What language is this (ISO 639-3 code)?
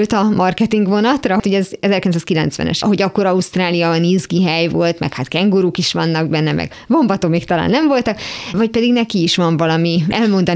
hun